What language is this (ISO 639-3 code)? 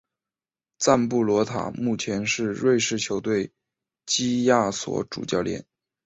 zho